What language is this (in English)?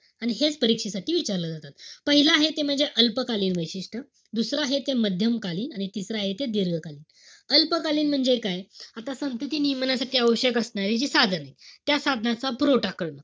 Marathi